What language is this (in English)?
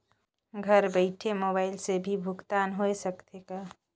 Chhattisgarhi